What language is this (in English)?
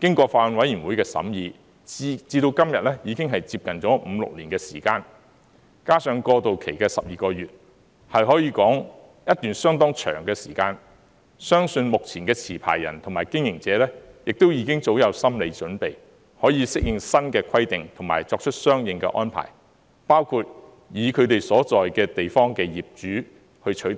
Cantonese